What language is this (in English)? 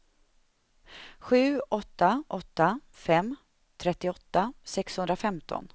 Swedish